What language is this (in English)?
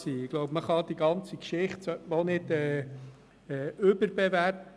Swiss German